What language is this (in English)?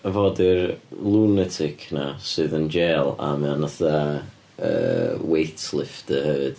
Welsh